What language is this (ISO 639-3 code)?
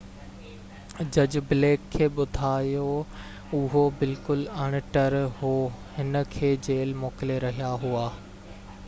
snd